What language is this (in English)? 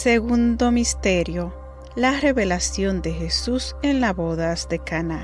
Spanish